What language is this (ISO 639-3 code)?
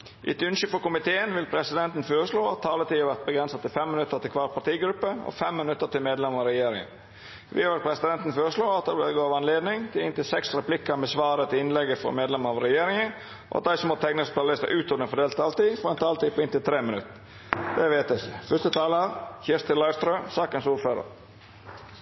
nno